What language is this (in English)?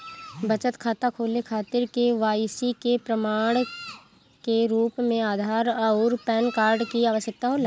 Bhojpuri